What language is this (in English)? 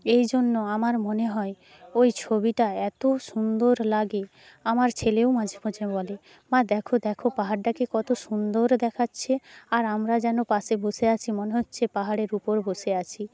Bangla